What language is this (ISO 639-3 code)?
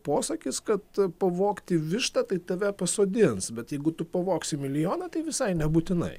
lit